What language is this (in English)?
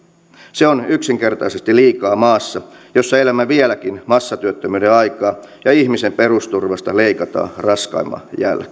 Finnish